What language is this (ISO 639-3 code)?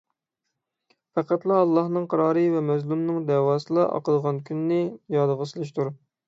uig